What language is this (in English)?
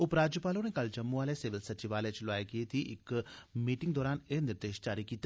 Dogri